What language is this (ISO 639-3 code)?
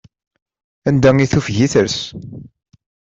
kab